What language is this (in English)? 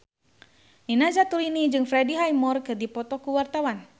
Sundanese